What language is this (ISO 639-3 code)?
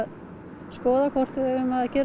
isl